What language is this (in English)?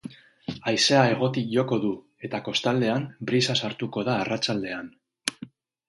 Basque